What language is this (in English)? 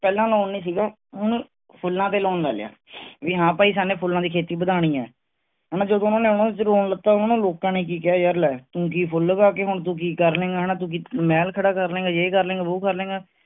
Punjabi